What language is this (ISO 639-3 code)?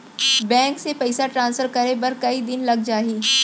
hne